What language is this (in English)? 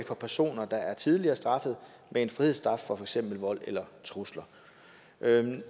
Danish